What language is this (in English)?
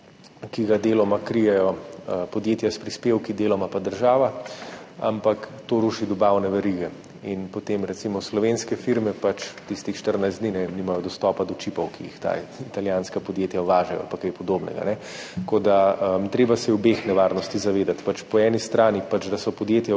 Slovenian